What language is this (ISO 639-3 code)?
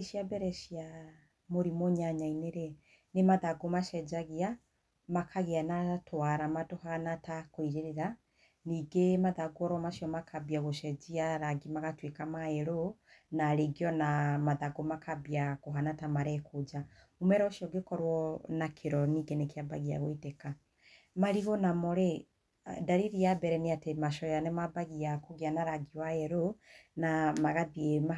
kik